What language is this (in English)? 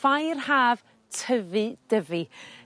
Welsh